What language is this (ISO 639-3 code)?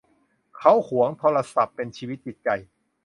tha